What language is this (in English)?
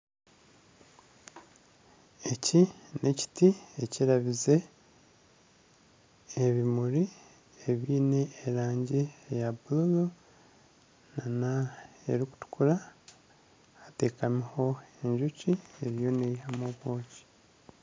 Nyankole